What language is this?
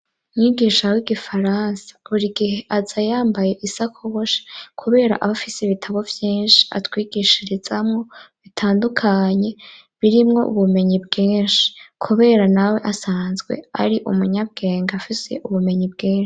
Rundi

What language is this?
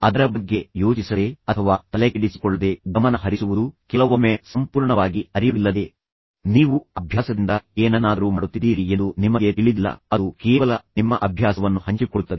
Kannada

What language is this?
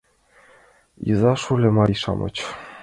Mari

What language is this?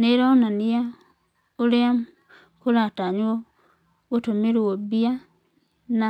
Kikuyu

